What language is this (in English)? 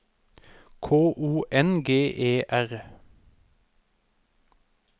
Norwegian